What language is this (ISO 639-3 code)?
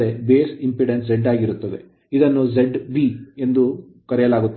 kan